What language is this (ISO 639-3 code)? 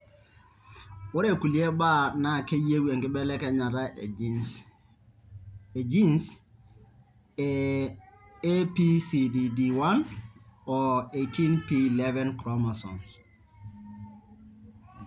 mas